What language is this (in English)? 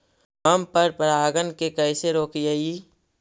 Magahi